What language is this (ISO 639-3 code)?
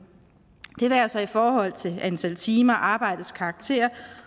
dan